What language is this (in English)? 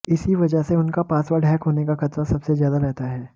Hindi